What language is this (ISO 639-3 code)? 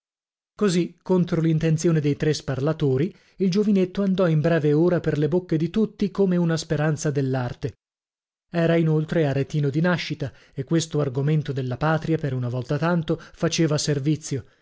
ita